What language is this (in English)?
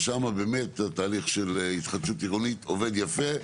Hebrew